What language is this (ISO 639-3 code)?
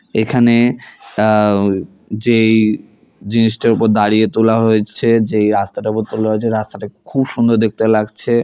ben